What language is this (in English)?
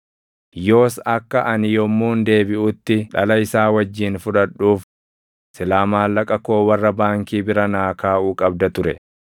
Oromo